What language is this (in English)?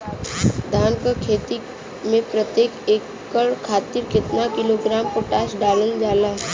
Bhojpuri